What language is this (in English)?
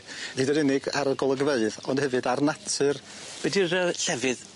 Welsh